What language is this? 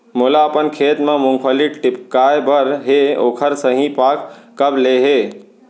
Chhattisgarhi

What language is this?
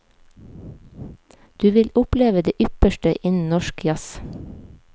Norwegian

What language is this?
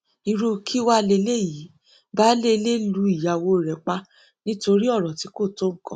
Yoruba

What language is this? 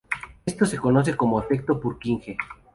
Spanish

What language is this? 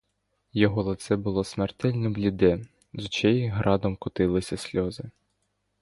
Ukrainian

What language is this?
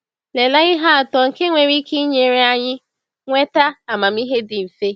Igbo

